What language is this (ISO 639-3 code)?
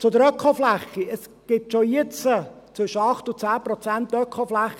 gsw